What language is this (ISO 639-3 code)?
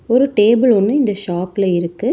tam